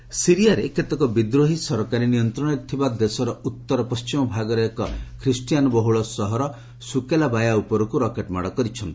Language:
Odia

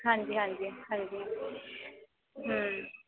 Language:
Punjabi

